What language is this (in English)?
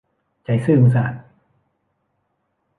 Thai